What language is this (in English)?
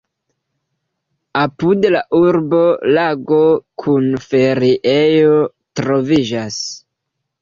Esperanto